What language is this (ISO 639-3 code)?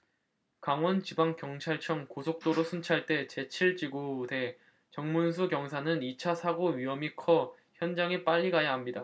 kor